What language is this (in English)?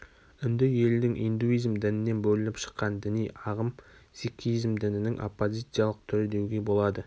Kazakh